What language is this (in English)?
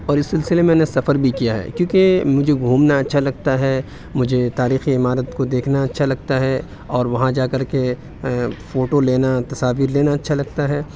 Urdu